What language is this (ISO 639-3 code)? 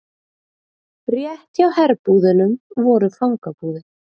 isl